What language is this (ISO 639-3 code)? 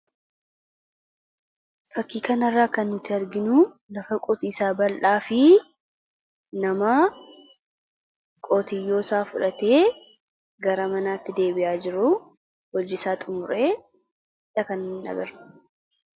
orm